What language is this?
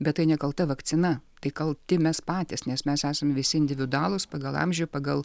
Lithuanian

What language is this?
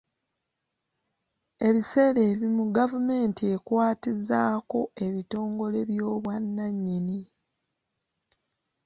Ganda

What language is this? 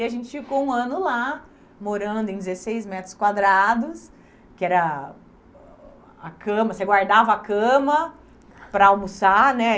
Portuguese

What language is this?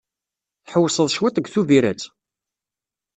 Kabyle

